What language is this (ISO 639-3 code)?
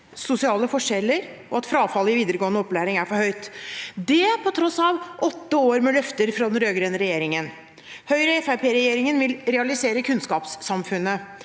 nor